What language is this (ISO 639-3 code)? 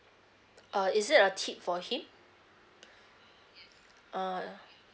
eng